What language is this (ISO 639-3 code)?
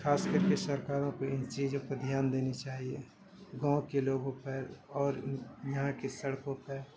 urd